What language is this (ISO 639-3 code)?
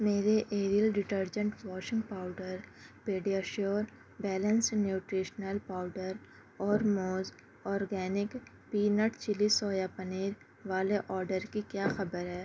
urd